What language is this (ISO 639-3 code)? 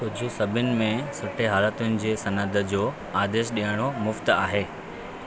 snd